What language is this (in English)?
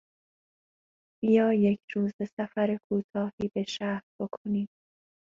Persian